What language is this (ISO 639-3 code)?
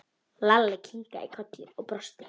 isl